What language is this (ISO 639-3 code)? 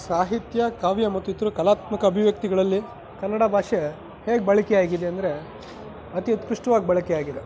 kan